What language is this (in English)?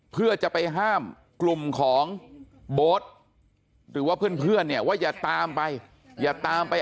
Thai